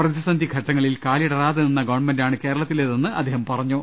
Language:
Malayalam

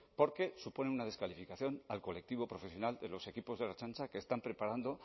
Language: Spanish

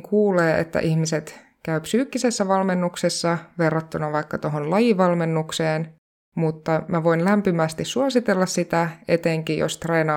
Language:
Finnish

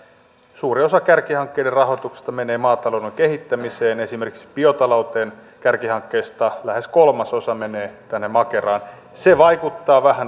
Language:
Finnish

